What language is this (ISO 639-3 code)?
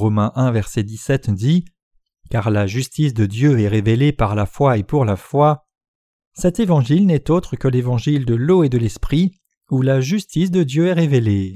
fra